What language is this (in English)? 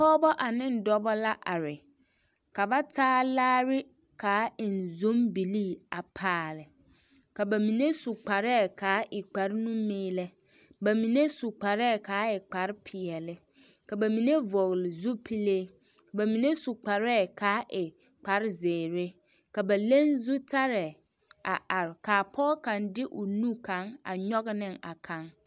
Southern Dagaare